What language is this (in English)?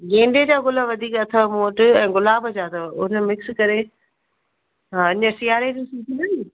Sindhi